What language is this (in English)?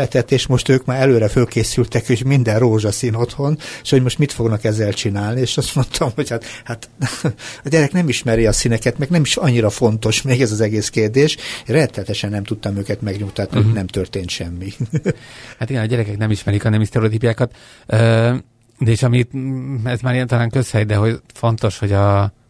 Hungarian